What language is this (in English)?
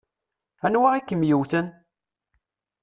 Kabyle